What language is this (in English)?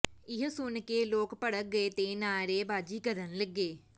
Punjabi